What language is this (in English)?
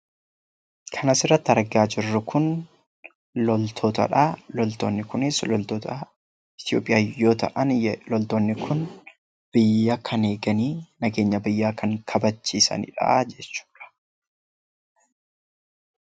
Oromo